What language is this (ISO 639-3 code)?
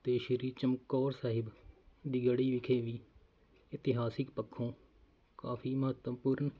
pan